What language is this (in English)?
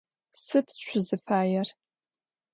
Adyghe